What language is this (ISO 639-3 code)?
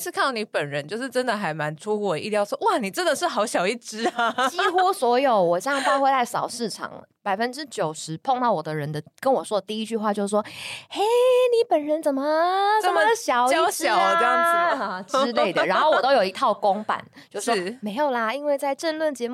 zho